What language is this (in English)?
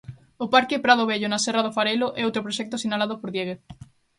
Galician